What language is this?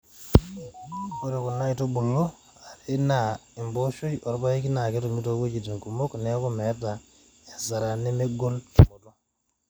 Masai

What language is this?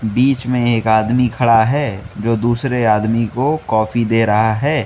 Hindi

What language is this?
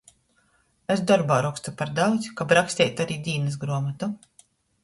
Latgalian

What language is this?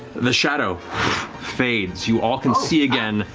English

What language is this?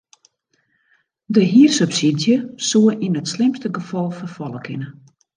Western Frisian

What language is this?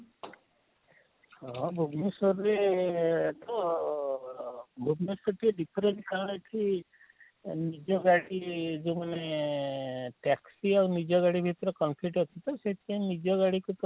Odia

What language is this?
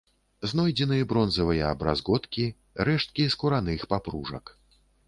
Belarusian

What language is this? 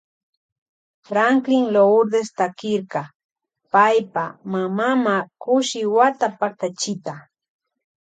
Loja Highland Quichua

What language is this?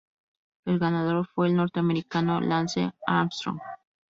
Spanish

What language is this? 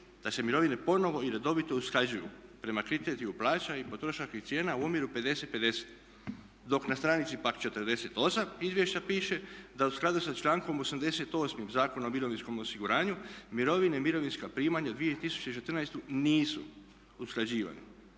Croatian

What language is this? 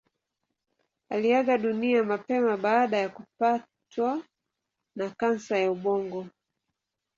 Swahili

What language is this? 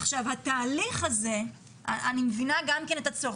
Hebrew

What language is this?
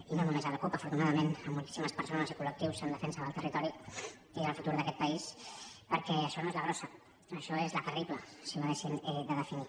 Catalan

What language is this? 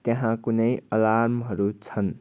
Nepali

